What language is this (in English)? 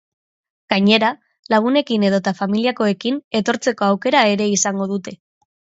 Basque